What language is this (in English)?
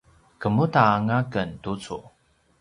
Paiwan